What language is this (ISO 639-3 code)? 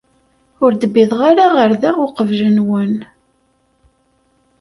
kab